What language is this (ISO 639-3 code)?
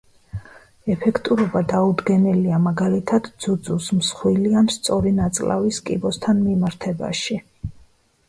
kat